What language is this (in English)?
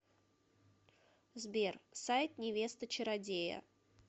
Russian